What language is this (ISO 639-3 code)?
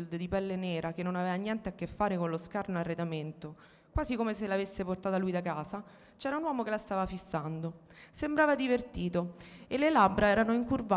ita